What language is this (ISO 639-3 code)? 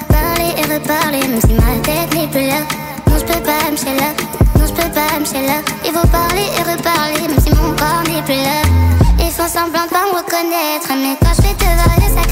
fra